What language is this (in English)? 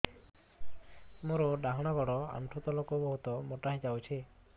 Odia